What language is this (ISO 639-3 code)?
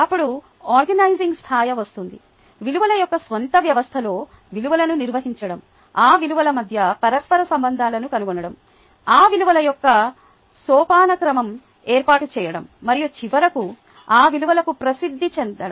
tel